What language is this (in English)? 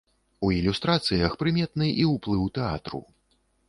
Belarusian